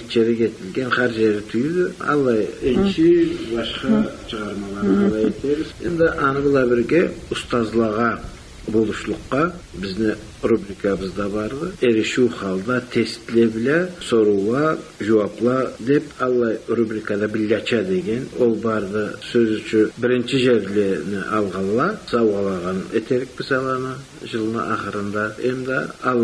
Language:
Turkish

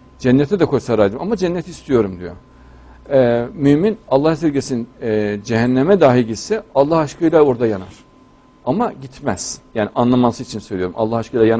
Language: Turkish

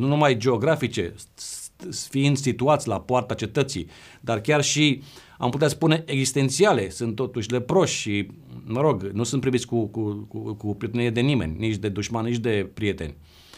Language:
Romanian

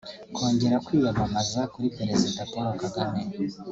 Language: Kinyarwanda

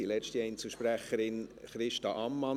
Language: Swiss German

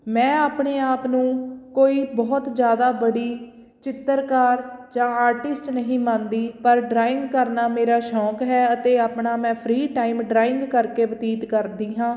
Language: Punjabi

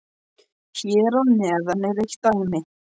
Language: Icelandic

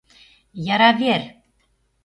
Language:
Mari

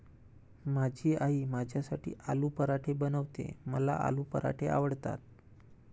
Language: Marathi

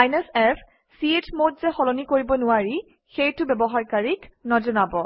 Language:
Assamese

